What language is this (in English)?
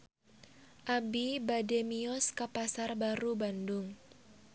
Sundanese